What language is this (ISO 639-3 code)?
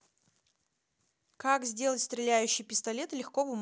rus